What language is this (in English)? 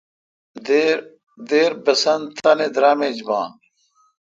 Kalkoti